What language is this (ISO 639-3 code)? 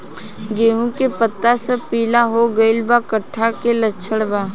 bho